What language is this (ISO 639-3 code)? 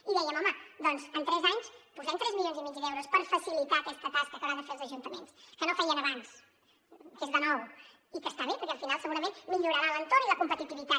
cat